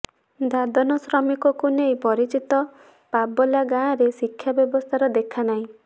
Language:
Odia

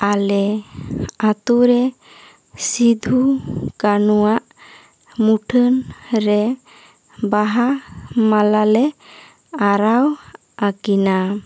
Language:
Santali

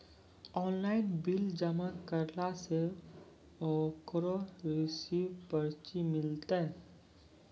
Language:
Maithili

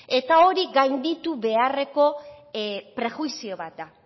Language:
Basque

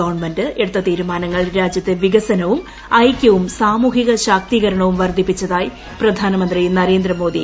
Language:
Malayalam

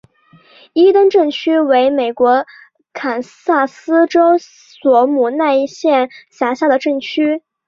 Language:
Chinese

